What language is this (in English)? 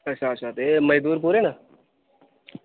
Dogri